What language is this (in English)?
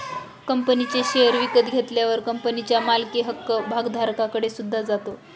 Marathi